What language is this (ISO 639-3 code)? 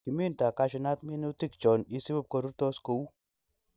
kln